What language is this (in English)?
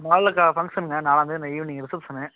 Tamil